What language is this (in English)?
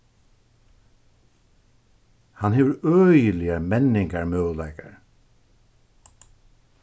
Faroese